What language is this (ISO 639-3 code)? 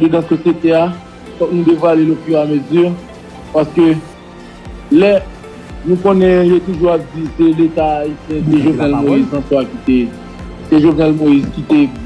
fra